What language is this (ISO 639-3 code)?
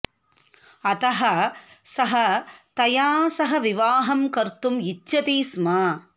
san